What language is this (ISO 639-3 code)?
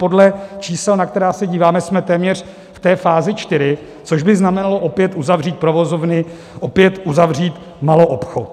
ces